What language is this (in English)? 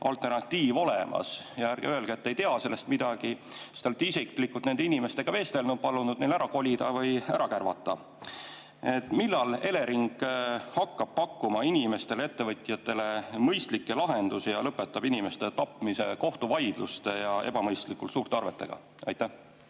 Estonian